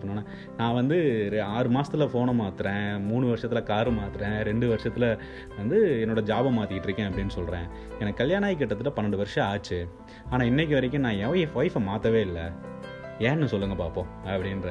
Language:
Tamil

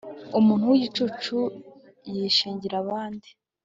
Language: Kinyarwanda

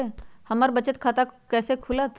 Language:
Magahi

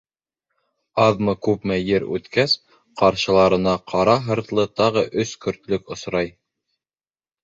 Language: Bashkir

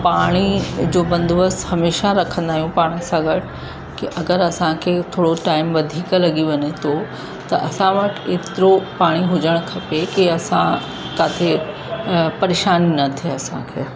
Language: Sindhi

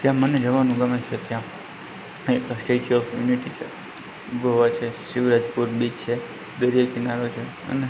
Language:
Gujarati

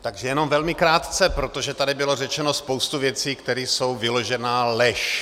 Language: Czech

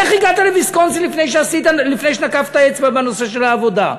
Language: Hebrew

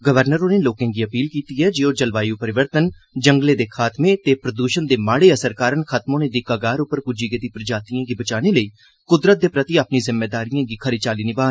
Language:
Dogri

